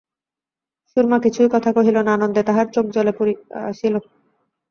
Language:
Bangla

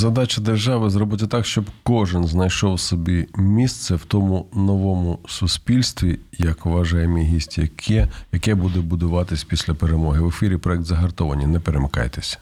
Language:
Ukrainian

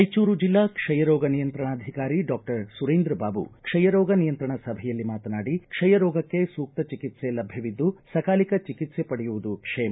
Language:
Kannada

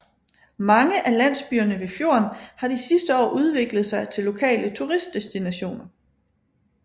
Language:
Danish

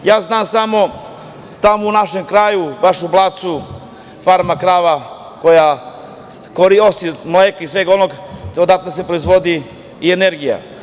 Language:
Serbian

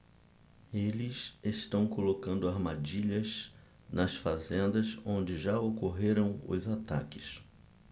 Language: Portuguese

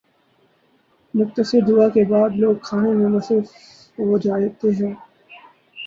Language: Urdu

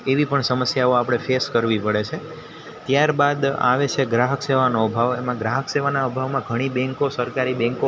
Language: Gujarati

